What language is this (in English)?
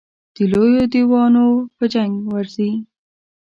Pashto